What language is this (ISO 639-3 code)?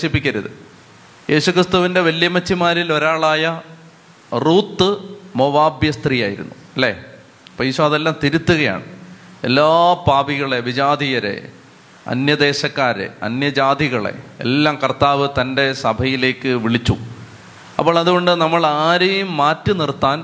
mal